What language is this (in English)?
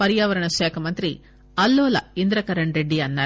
Telugu